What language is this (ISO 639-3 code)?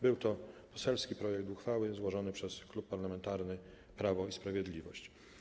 pol